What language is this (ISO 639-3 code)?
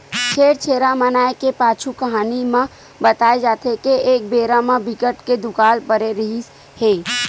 hne